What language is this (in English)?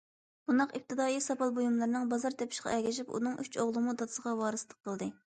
Uyghur